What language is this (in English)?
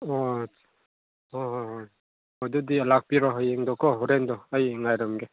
Manipuri